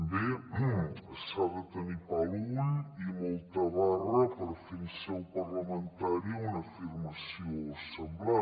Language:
Catalan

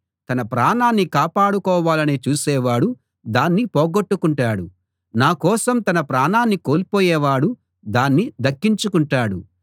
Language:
Telugu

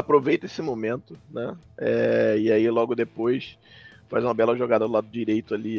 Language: Portuguese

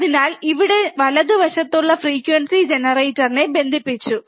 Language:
Malayalam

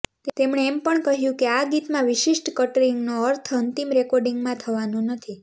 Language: Gujarati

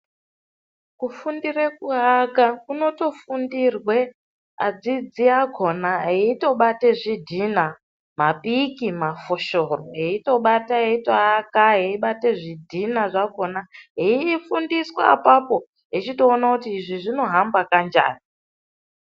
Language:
Ndau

